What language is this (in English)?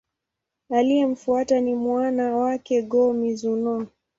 Swahili